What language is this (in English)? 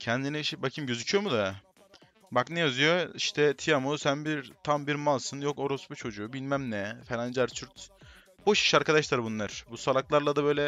Turkish